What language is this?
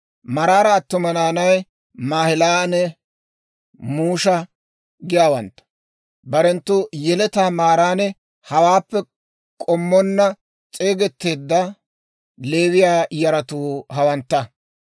Dawro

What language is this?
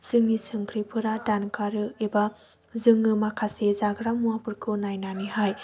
Bodo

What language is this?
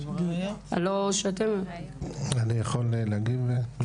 Hebrew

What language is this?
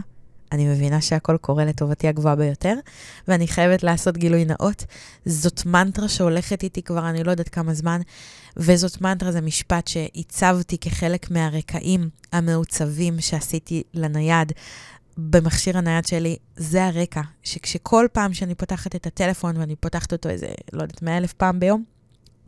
Hebrew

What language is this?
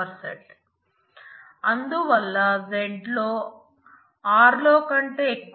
Telugu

